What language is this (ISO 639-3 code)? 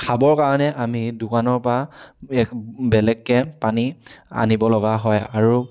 asm